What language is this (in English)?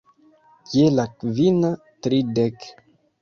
Esperanto